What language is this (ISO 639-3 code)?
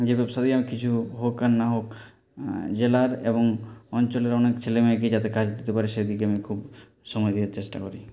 ben